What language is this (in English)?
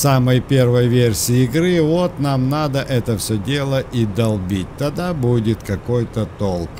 Russian